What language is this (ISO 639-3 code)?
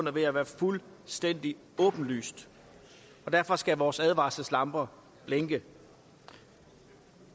dan